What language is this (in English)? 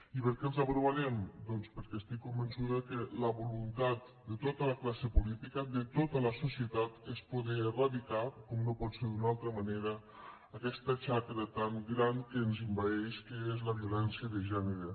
Catalan